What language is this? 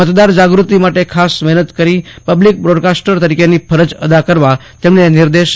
Gujarati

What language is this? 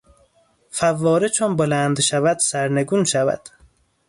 Persian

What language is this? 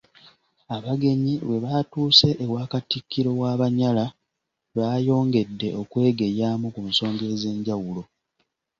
Ganda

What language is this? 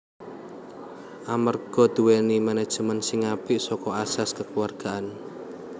Javanese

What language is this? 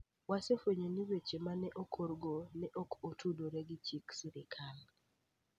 Luo (Kenya and Tanzania)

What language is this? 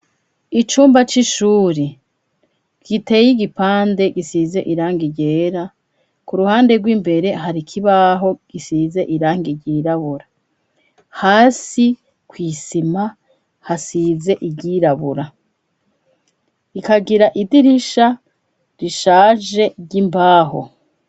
Rundi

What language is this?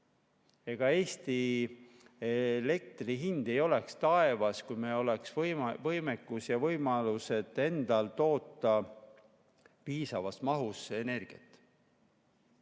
Estonian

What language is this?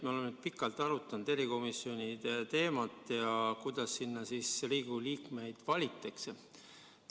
Estonian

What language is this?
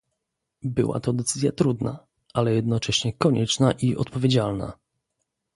Polish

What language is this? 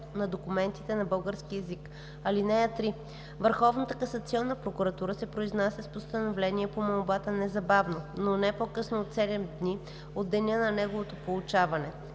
Bulgarian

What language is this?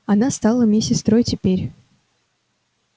Russian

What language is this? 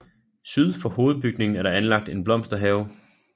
Danish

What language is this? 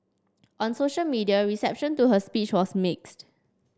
English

